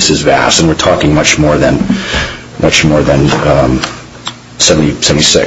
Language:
English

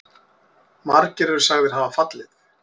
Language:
Icelandic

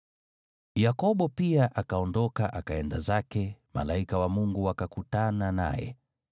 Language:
Swahili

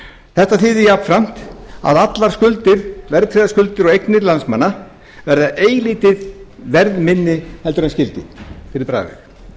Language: Icelandic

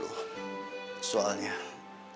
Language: Indonesian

